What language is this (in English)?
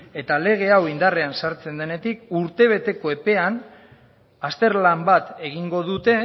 Basque